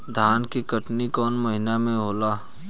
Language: Bhojpuri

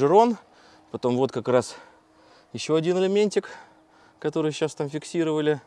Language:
Russian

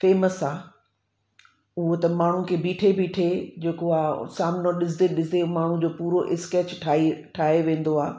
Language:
Sindhi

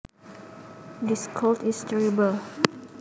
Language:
Javanese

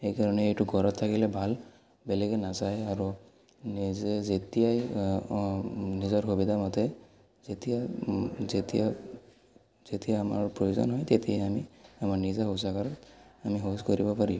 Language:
Assamese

